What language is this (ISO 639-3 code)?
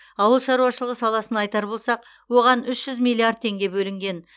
kaz